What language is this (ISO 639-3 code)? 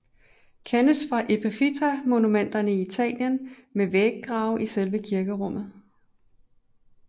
dan